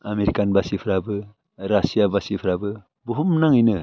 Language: Bodo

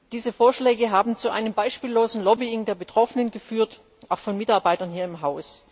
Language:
German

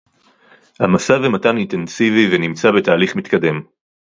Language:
Hebrew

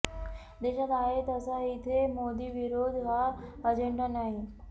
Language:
Marathi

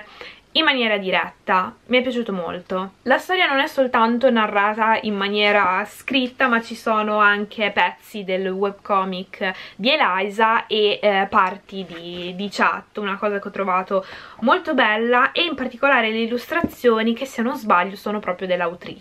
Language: Italian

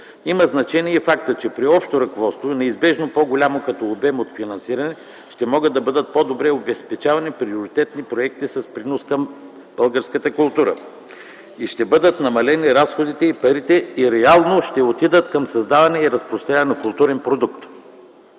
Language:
Bulgarian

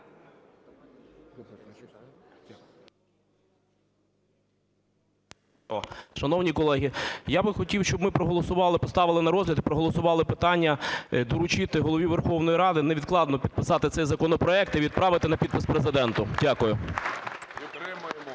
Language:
Ukrainian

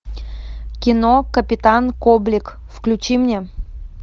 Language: Russian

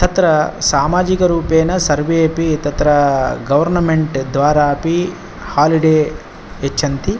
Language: Sanskrit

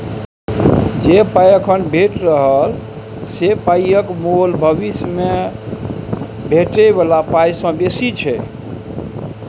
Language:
Maithili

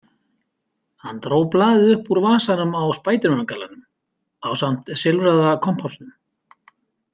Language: Icelandic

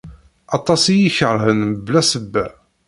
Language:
Kabyle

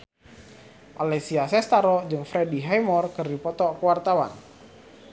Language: Sundanese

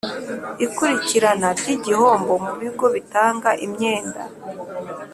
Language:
Kinyarwanda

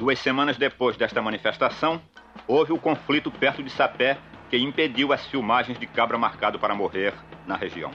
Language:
Portuguese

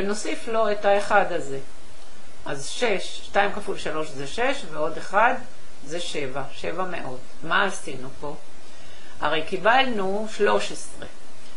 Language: Hebrew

